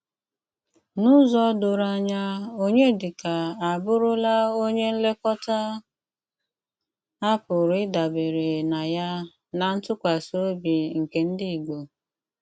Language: Igbo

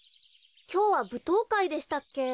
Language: Japanese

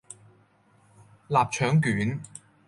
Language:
Cantonese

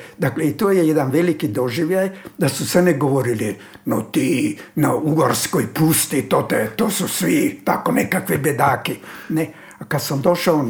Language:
Croatian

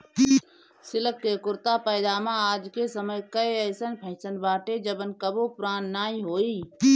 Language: Bhojpuri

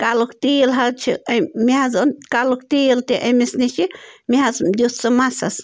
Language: Kashmiri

